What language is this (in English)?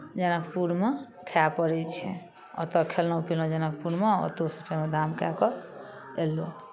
Maithili